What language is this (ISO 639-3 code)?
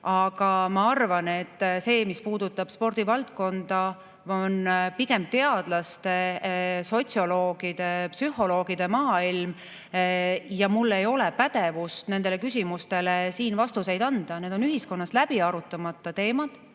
est